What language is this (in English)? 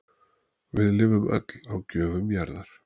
Icelandic